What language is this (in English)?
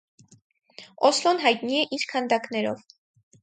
Armenian